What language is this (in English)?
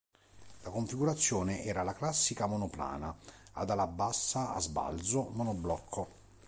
Italian